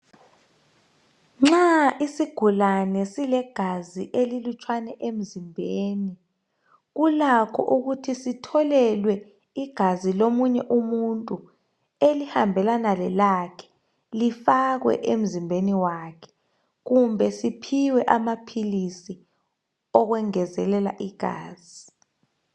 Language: North Ndebele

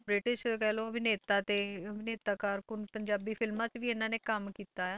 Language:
Punjabi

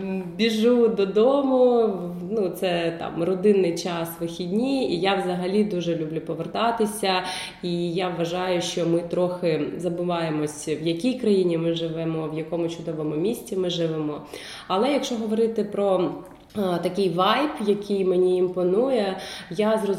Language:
Ukrainian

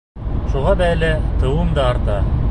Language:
Bashkir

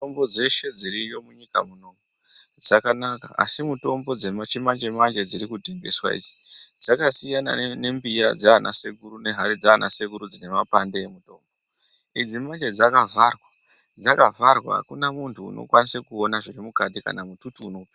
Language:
Ndau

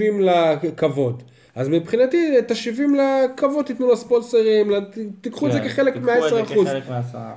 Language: Hebrew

